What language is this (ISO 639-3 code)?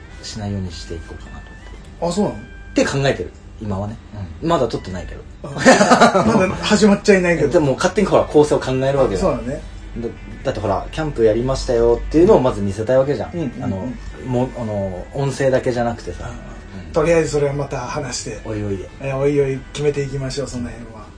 jpn